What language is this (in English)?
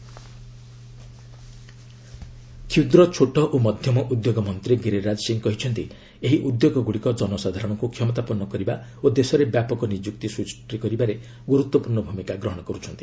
Odia